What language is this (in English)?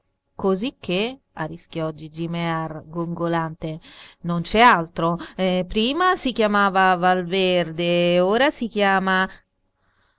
Italian